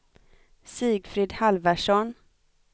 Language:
Swedish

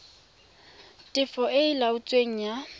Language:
Tswana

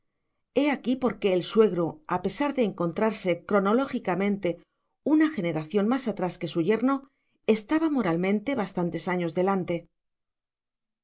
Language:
Spanish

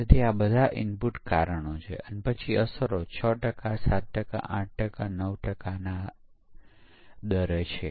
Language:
Gujarati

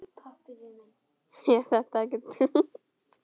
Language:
Icelandic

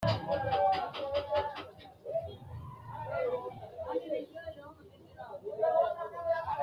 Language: Sidamo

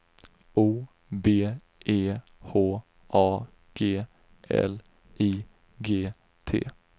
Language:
Swedish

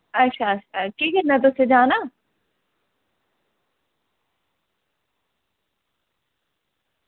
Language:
Dogri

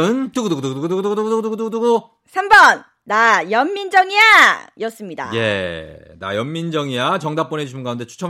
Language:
Korean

